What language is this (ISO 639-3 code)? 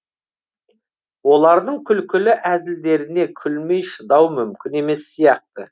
kaz